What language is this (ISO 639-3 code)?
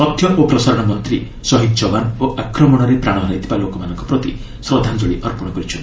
ori